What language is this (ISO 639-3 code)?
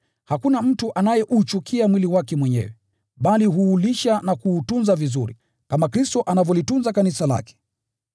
swa